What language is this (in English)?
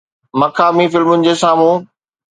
Sindhi